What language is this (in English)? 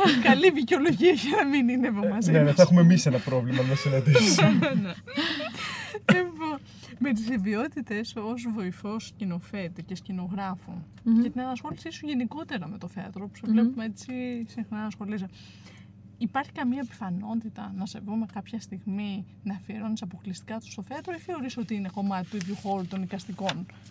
Greek